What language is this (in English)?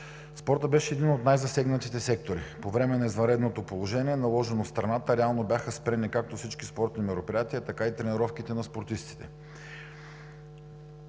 Bulgarian